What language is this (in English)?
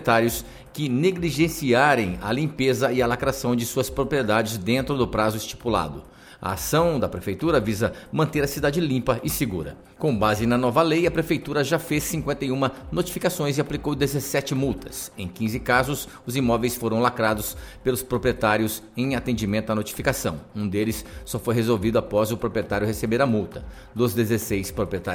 Portuguese